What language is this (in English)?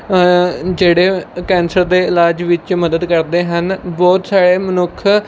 Punjabi